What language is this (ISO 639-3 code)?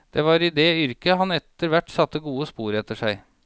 nor